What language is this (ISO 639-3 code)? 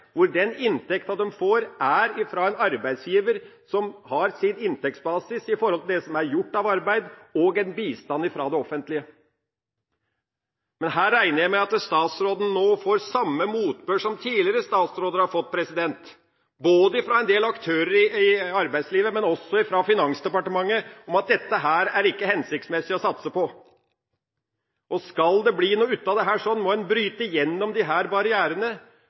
nob